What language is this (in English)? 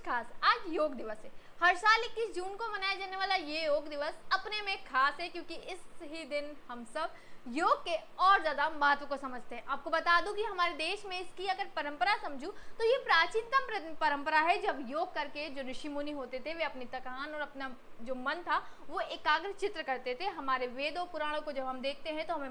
Hindi